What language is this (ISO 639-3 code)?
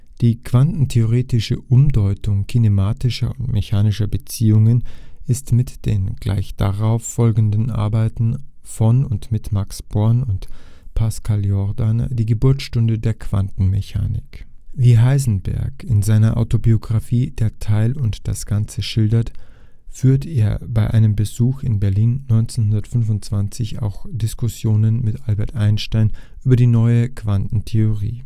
deu